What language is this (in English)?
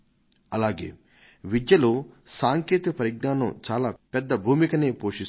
Telugu